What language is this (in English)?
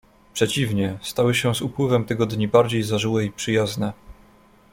Polish